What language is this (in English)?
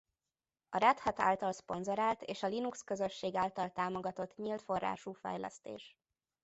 Hungarian